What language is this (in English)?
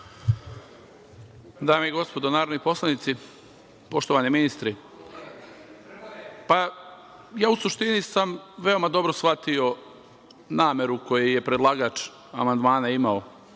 Serbian